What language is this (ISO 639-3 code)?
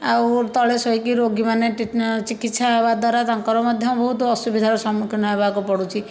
ori